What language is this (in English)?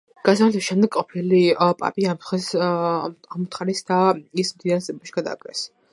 Georgian